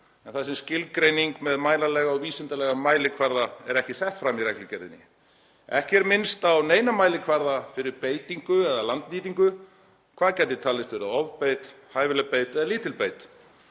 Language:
Icelandic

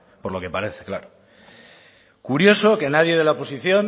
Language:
Spanish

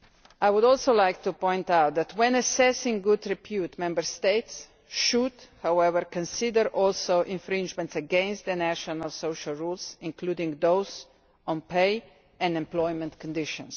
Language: English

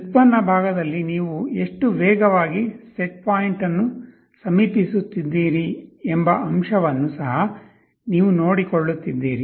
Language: Kannada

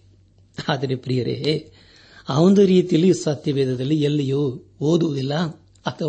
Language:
Kannada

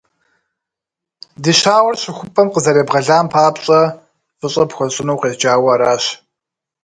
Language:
Kabardian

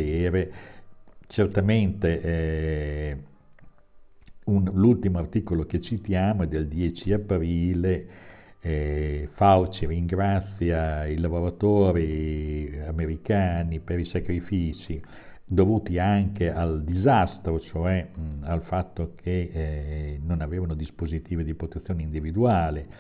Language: Italian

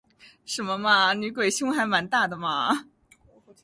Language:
Chinese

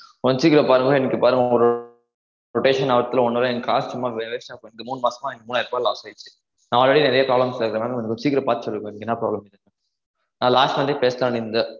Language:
Tamil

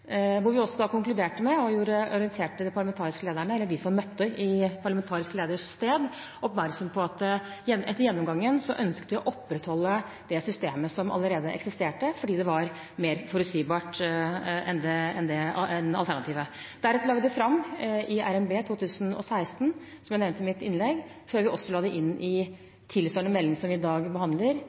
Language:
Norwegian Bokmål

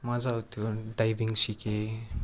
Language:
Nepali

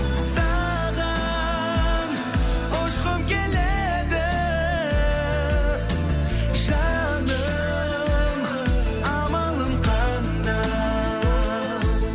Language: Kazakh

